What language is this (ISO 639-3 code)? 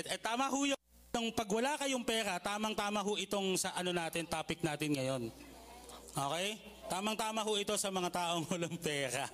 fil